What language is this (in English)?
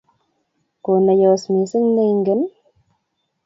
Kalenjin